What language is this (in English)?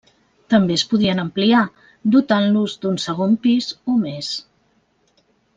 Catalan